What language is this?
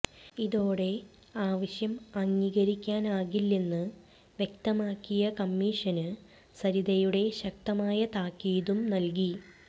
Malayalam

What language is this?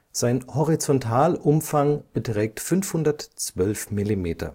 German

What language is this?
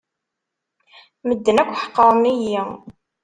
Kabyle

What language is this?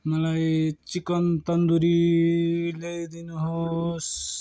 Nepali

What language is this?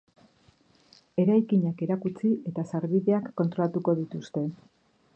Basque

